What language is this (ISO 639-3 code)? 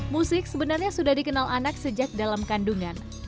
ind